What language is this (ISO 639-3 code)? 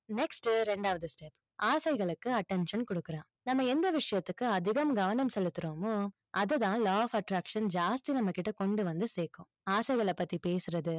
tam